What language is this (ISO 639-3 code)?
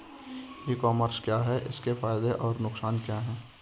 hin